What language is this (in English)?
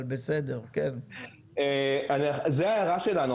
Hebrew